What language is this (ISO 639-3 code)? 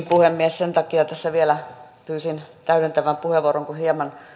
fin